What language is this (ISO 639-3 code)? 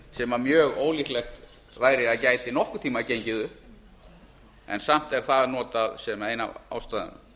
isl